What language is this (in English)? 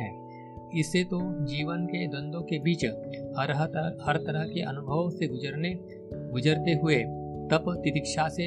Hindi